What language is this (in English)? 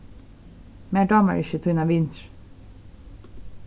Faroese